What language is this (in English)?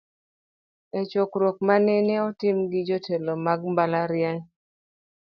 Luo (Kenya and Tanzania)